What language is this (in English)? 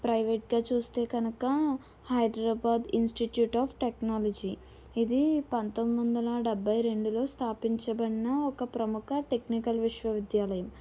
Telugu